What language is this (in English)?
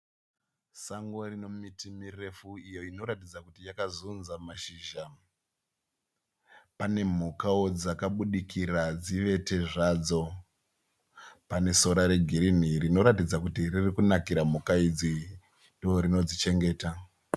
Shona